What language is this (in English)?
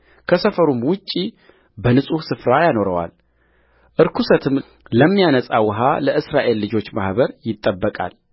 Amharic